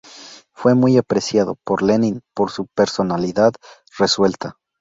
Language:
Spanish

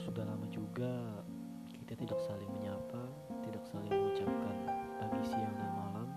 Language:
Indonesian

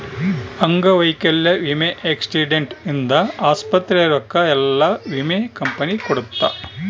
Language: Kannada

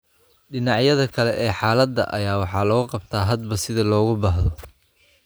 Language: Somali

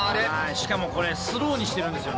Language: Japanese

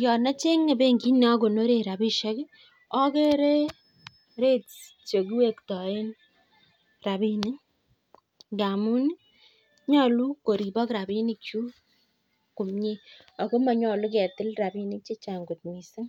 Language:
Kalenjin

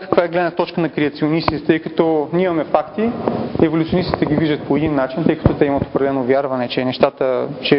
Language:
Bulgarian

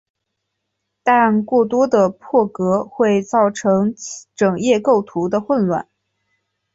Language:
Chinese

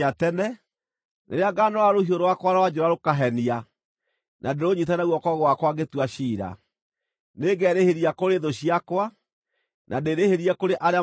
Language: Kikuyu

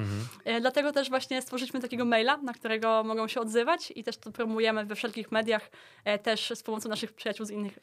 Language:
Polish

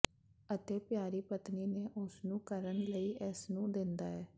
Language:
Punjabi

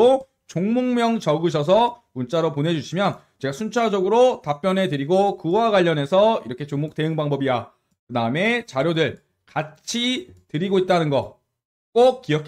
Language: Korean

